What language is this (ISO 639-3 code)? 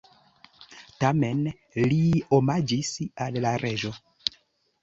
epo